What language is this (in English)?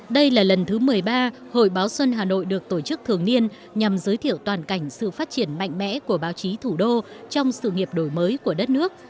Vietnamese